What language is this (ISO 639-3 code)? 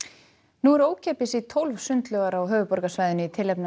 isl